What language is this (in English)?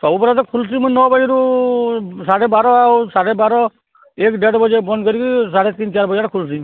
Odia